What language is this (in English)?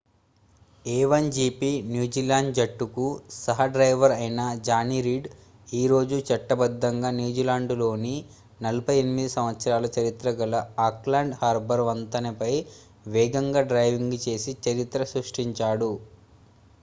Telugu